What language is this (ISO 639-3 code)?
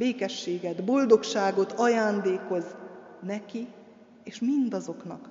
hun